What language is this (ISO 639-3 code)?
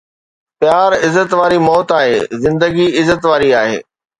snd